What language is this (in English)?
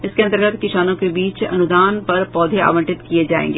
Hindi